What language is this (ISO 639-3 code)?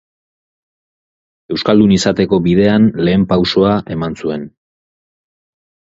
eus